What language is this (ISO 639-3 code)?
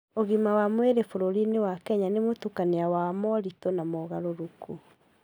kik